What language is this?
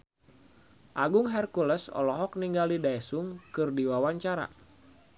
Sundanese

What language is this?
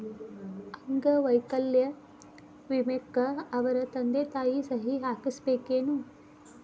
Kannada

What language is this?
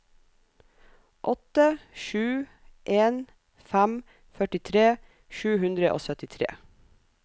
Norwegian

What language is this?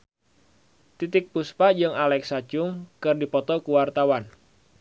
Sundanese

